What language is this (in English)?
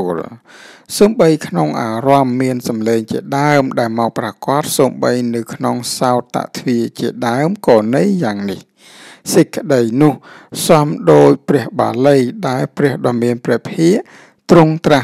Thai